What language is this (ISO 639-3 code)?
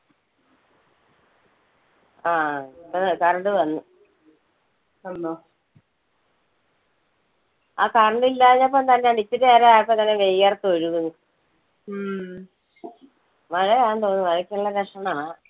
mal